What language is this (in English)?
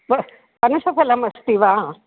Sanskrit